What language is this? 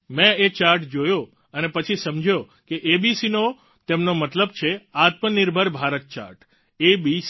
Gujarati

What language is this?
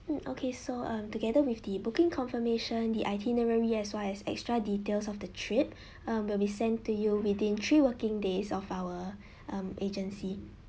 English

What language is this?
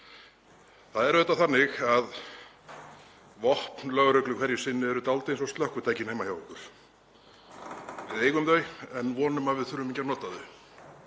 Icelandic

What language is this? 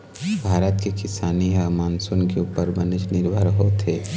Chhattisgarhi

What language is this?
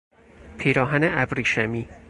Persian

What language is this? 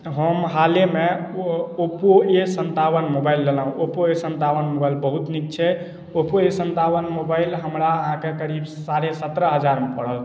Maithili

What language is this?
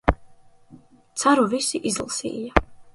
Latvian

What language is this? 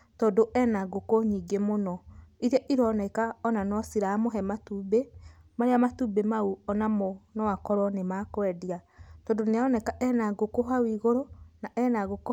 Kikuyu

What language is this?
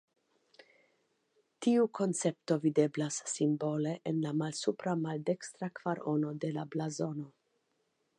Esperanto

